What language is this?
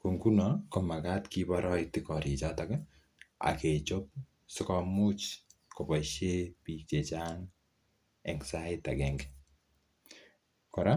Kalenjin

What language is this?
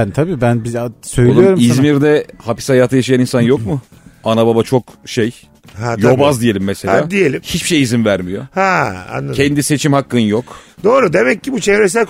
Turkish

